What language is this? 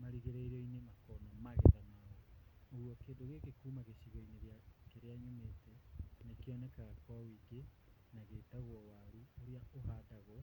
Kikuyu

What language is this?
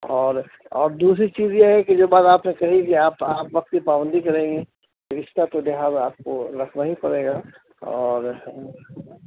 Urdu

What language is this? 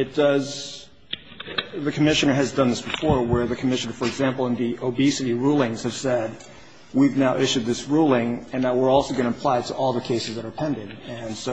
English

